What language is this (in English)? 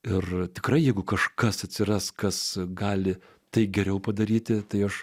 Lithuanian